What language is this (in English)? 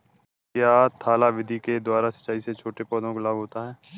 Hindi